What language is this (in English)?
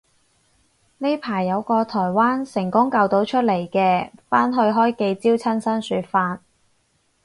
Cantonese